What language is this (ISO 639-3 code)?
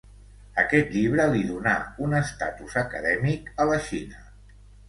cat